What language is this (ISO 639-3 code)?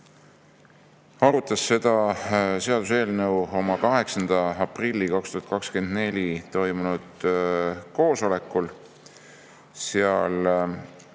est